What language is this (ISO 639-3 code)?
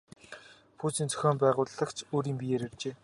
mon